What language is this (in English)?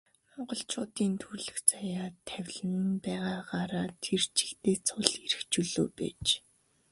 Mongolian